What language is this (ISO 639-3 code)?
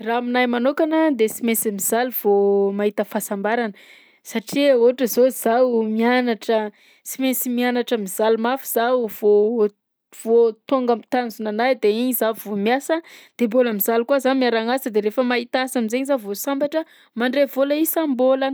bzc